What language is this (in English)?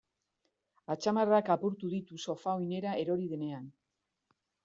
Basque